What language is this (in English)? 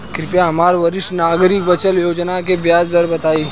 Bhojpuri